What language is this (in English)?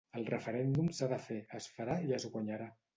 Catalan